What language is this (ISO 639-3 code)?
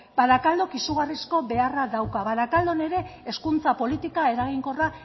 eus